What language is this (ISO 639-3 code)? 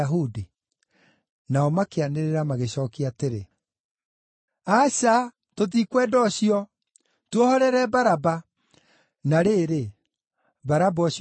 kik